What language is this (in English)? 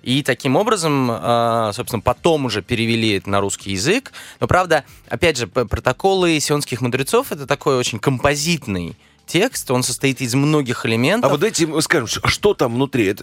Russian